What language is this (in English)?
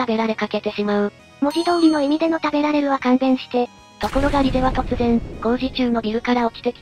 Japanese